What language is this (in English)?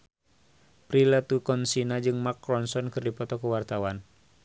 Sundanese